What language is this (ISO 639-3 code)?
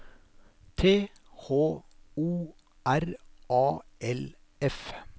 nor